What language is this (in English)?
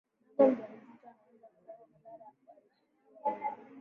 Swahili